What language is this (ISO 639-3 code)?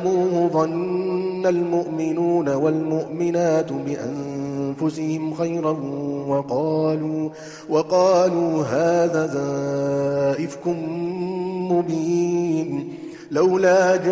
ara